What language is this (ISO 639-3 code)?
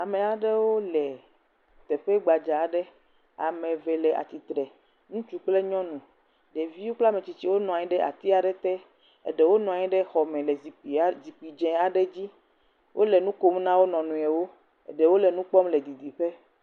ewe